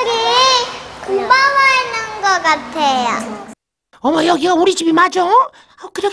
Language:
Korean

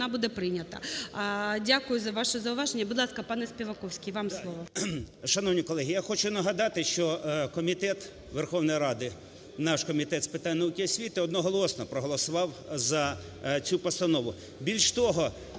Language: Ukrainian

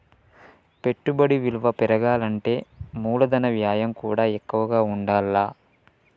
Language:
Telugu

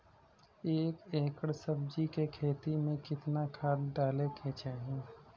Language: Bhojpuri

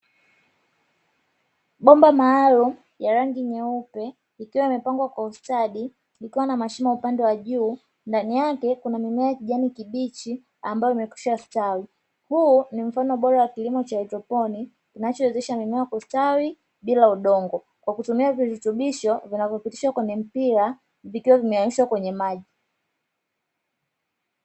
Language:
Swahili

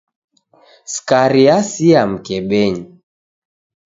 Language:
Taita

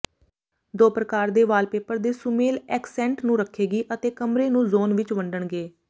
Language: Punjabi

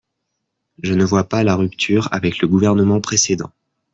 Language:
French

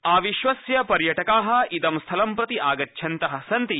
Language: Sanskrit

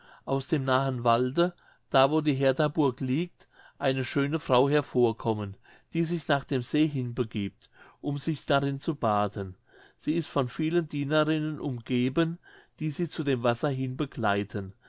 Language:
German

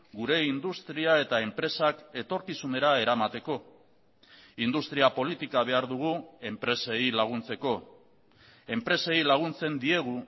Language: Basque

